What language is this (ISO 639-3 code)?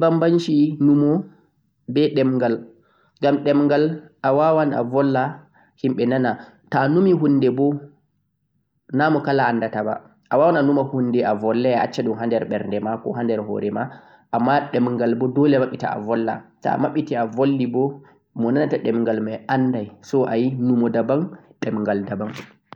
fuq